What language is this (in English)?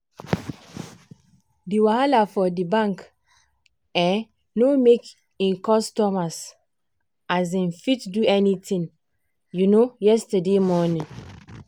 Nigerian Pidgin